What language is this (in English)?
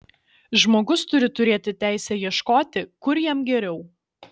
Lithuanian